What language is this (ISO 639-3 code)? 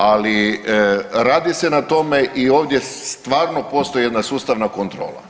hrv